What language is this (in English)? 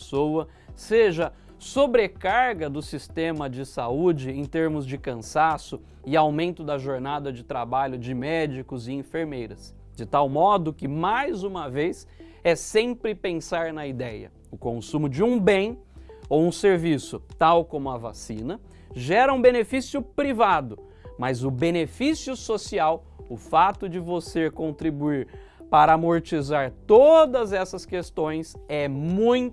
Portuguese